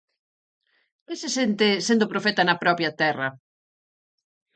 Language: Galician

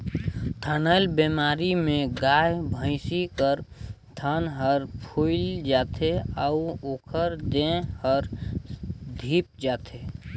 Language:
Chhattisgarhi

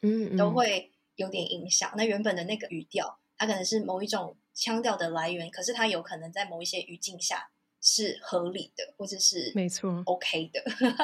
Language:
Chinese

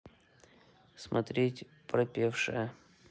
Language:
Russian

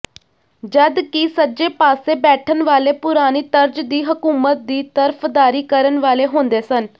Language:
Punjabi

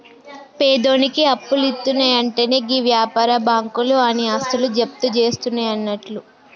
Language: Telugu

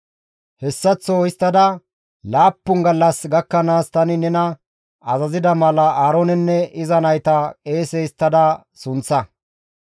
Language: Gamo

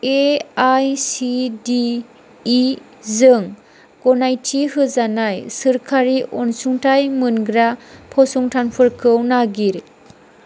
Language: Bodo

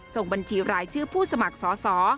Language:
Thai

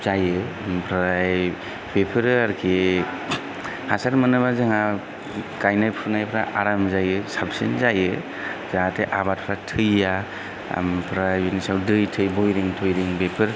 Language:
Bodo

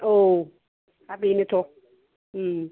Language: Bodo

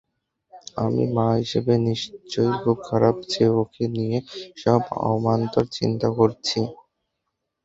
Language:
Bangla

